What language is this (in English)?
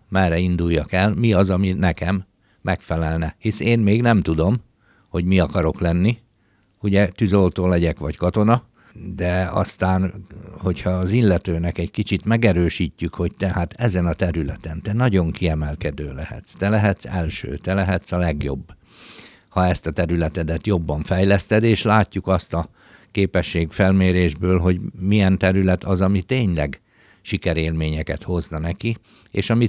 Hungarian